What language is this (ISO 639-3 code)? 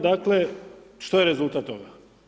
hrv